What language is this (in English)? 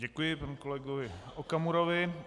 Czech